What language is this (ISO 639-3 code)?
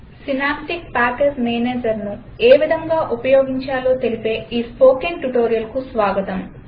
tel